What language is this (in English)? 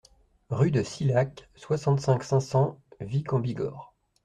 French